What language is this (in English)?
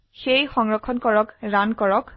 Assamese